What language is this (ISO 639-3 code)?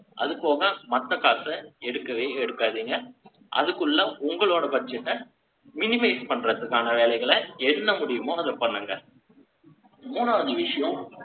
tam